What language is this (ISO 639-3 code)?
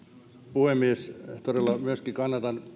fin